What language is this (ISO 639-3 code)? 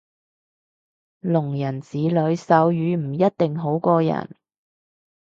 yue